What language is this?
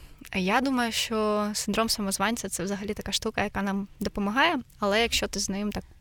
Ukrainian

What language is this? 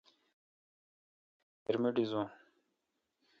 Kalkoti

